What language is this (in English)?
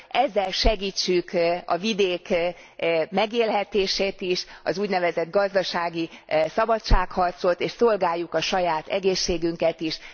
Hungarian